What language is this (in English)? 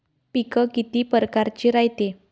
Marathi